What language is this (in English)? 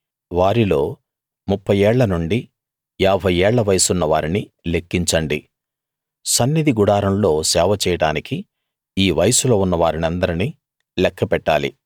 Telugu